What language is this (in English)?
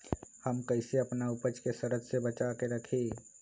Magahi